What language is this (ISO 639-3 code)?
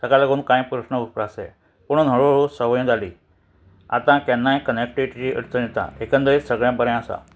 kok